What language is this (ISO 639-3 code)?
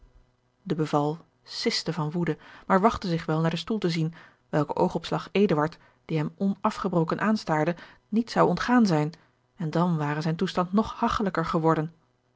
nld